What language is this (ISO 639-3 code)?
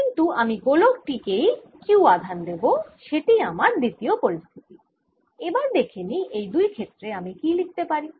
ben